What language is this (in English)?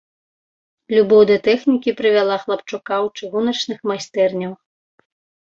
Belarusian